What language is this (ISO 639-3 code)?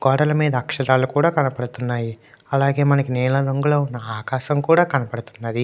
tel